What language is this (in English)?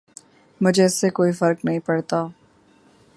Urdu